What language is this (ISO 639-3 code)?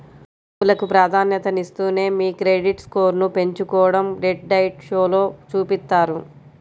tel